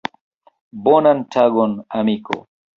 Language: Esperanto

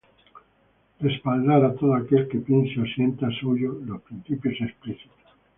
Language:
Spanish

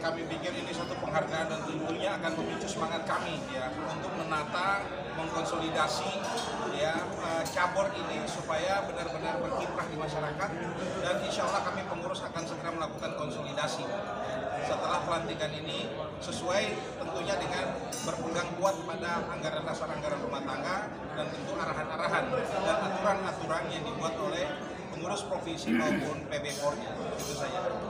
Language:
Indonesian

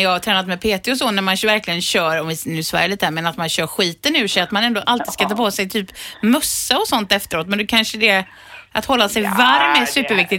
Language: Swedish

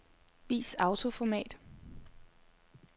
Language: Danish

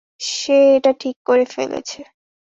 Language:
Bangla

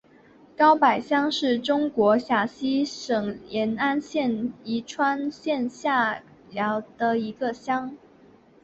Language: Chinese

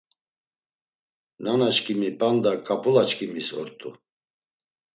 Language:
Laz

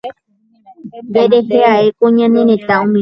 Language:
Guarani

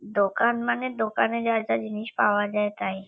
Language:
Bangla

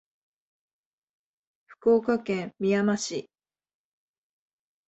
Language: Japanese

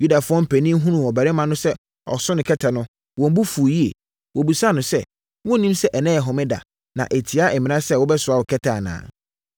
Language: Akan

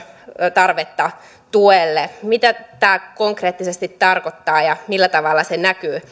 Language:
Finnish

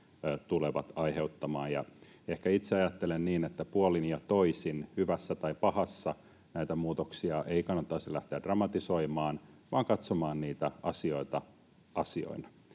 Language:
Finnish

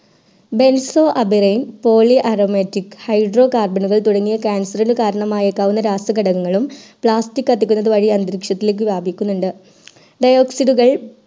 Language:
Malayalam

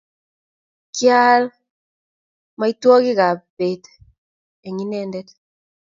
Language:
Kalenjin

